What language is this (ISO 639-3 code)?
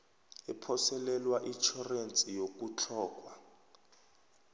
nbl